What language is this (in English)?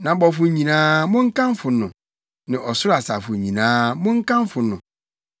Akan